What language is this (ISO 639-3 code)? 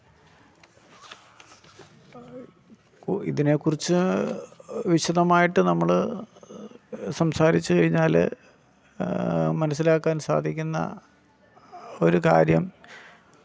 mal